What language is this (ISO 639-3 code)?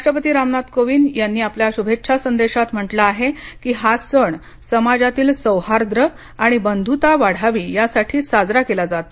mar